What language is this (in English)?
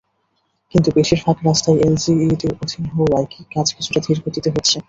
Bangla